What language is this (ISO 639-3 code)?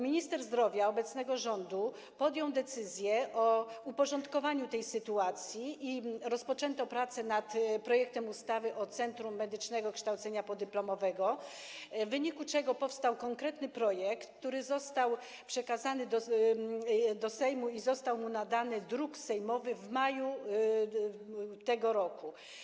pol